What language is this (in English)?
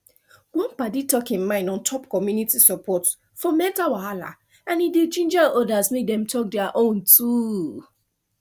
Nigerian Pidgin